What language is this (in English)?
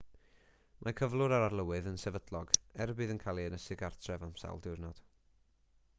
Welsh